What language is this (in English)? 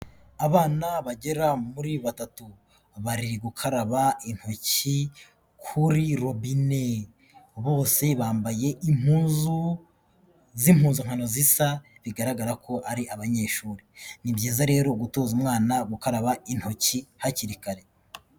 Kinyarwanda